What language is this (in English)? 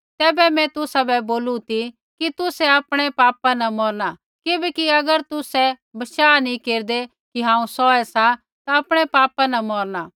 Kullu Pahari